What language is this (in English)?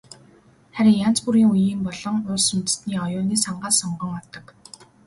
Mongolian